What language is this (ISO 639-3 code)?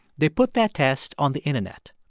eng